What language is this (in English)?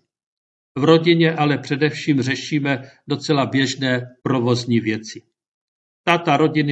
Czech